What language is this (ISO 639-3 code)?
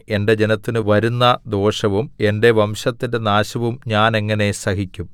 mal